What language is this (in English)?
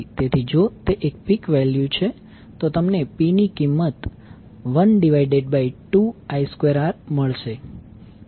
Gujarati